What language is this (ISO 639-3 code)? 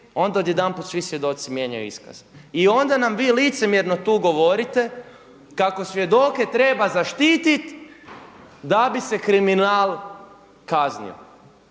hrv